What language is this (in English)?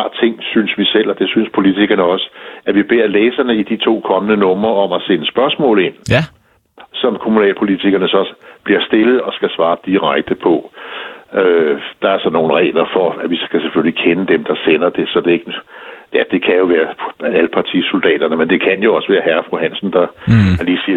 Danish